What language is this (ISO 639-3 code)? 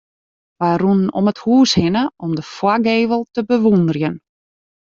fry